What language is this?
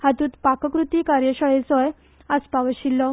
Konkani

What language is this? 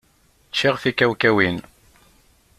Kabyle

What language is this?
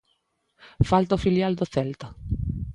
Galician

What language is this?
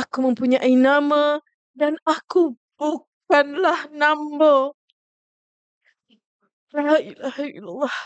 Malay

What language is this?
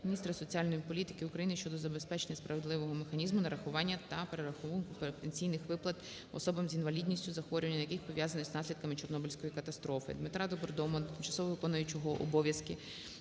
Ukrainian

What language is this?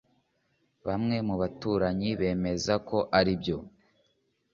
Kinyarwanda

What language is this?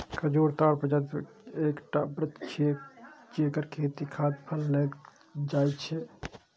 Maithili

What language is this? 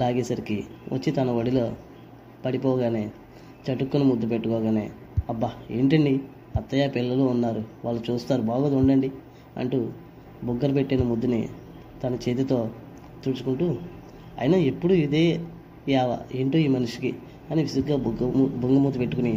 Telugu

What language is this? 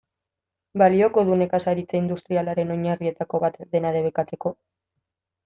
Basque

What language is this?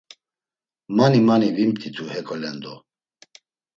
Laz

